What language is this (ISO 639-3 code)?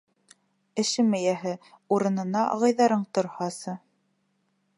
bak